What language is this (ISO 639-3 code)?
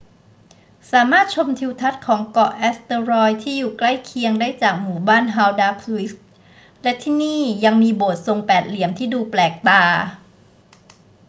tha